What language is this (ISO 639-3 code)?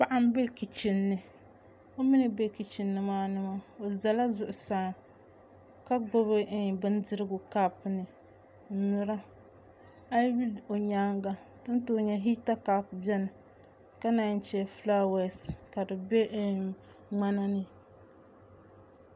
dag